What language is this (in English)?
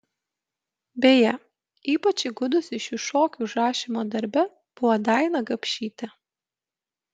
Lithuanian